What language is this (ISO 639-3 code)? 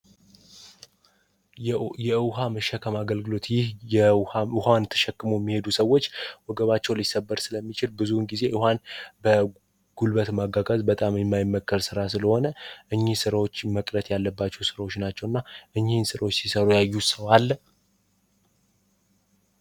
amh